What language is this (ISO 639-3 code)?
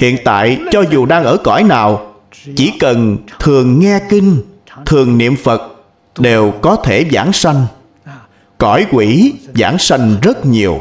vie